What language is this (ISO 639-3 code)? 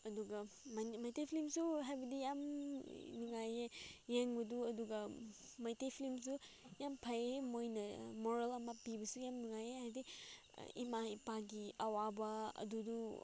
mni